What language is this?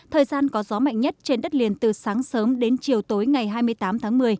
Vietnamese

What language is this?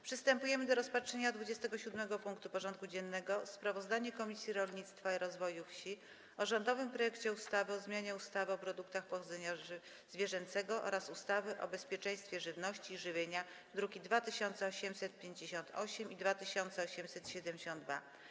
Polish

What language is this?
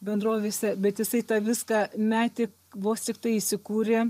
Lithuanian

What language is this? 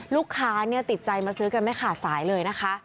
Thai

